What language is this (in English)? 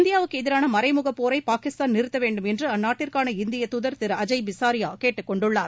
Tamil